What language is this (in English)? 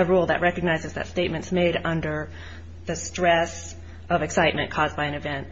English